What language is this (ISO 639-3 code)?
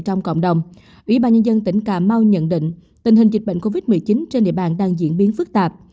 vie